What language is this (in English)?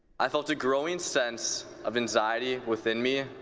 English